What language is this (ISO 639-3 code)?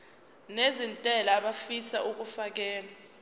zul